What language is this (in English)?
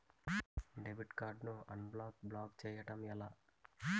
Telugu